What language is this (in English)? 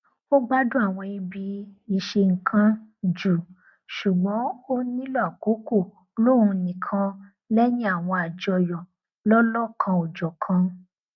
Yoruba